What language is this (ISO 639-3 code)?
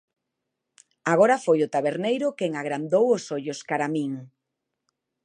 glg